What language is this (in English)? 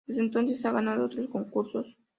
Spanish